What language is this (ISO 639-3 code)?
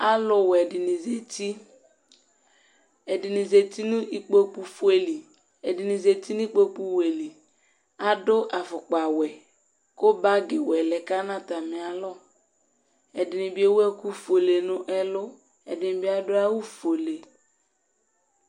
kpo